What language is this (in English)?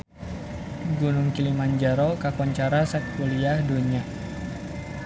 Sundanese